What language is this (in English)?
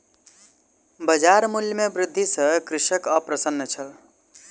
Maithili